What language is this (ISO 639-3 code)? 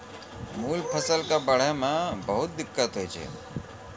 mai